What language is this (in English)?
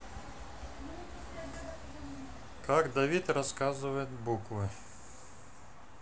Russian